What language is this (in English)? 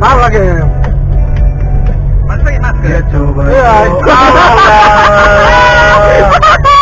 Indonesian